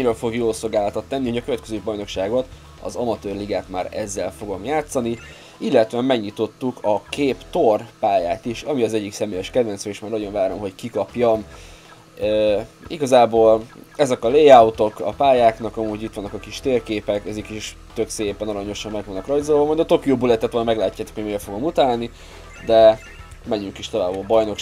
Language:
Hungarian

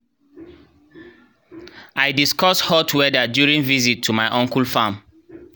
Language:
Nigerian Pidgin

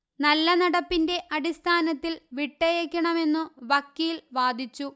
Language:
Malayalam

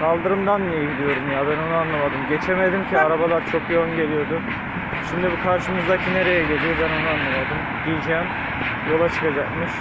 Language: Turkish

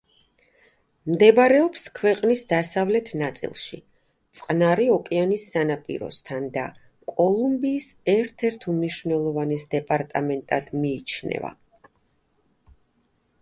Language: Georgian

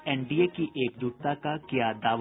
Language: Hindi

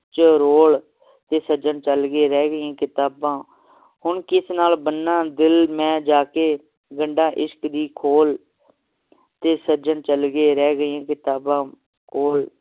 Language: Punjabi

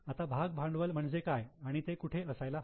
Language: Marathi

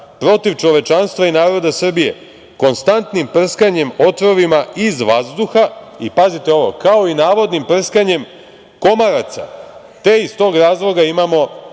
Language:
Serbian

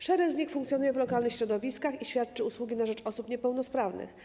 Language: Polish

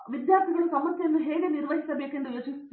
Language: Kannada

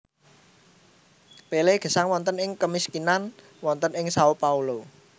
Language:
Javanese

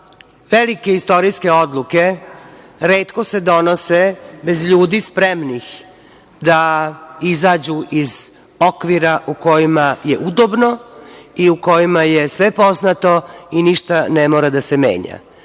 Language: Serbian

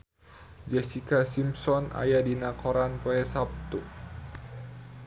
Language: Sundanese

